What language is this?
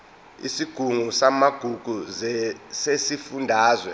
Zulu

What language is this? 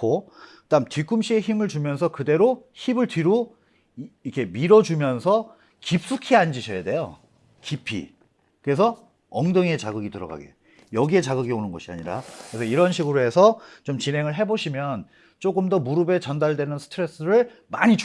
Korean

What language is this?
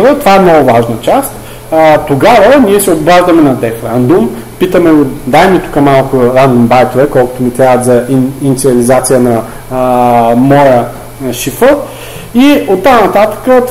Bulgarian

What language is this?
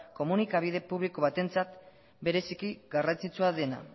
Basque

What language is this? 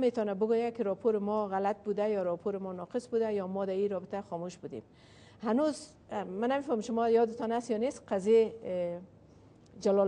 Persian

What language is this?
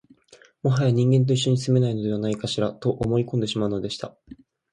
Japanese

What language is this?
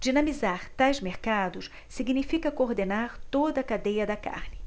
Portuguese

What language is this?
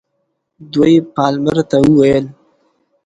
Pashto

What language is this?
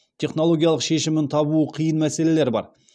Kazakh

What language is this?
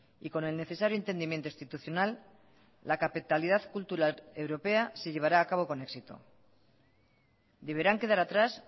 Spanish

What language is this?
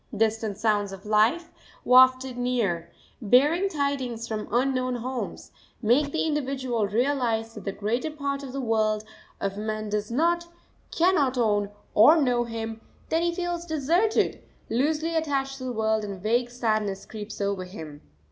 English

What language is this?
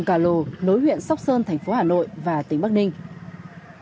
Vietnamese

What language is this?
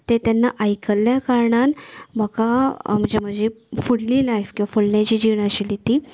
Konkani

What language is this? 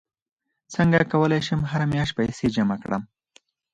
Pashto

